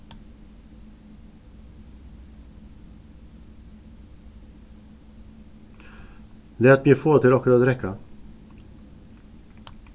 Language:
Faroese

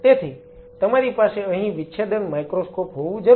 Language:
Gujarati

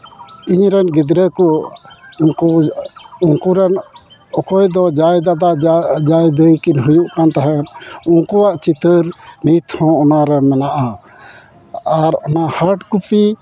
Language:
Santali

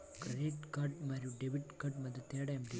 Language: Telugu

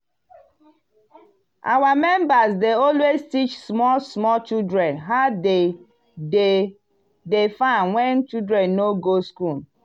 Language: Nigerian Pidgin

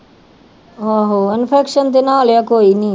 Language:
Punjabi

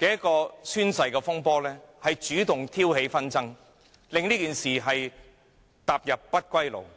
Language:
Cantonese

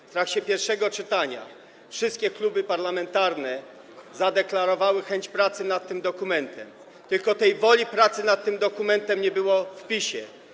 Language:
Polish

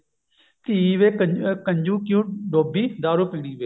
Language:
Punjabi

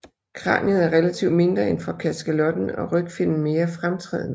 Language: Danish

